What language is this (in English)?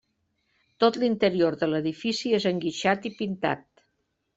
Catalan